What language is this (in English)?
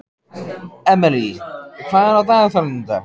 Icelandic